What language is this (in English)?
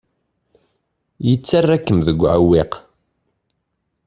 Kabyle